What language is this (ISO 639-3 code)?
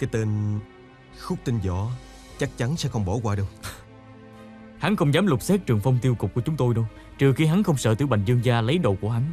vie